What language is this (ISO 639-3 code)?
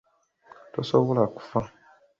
lug